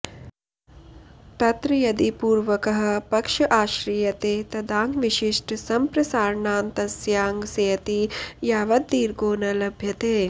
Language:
Sanskrit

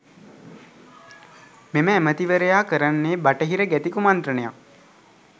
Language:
Sinhala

